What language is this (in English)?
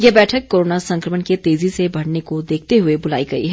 Hindi